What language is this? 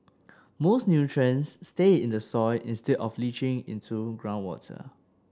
English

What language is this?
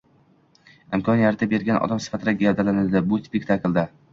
Uzbek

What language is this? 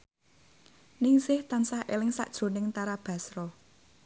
Javanese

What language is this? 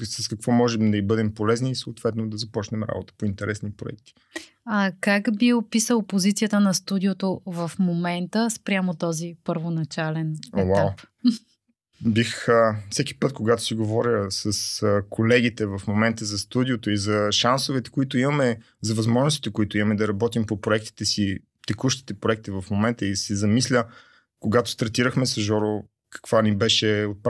Bulgarian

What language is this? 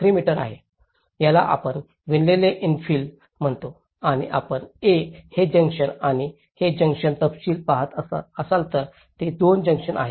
Marathi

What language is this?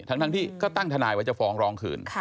Thai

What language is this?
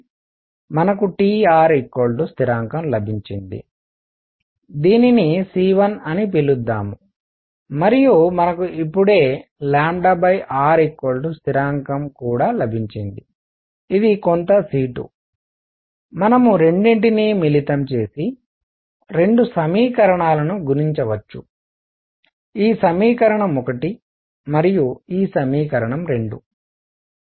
Telugu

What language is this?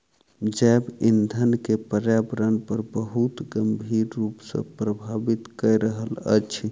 Maithili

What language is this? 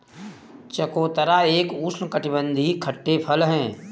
Hindi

